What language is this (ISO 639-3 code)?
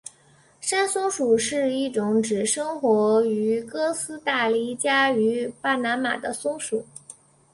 zho